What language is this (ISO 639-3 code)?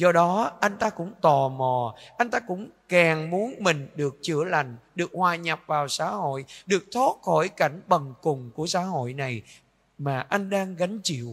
vie